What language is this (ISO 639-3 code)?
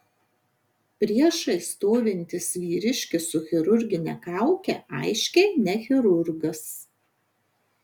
lit